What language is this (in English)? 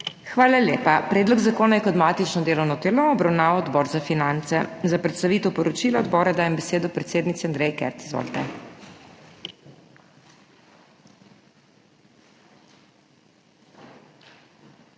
Slovenian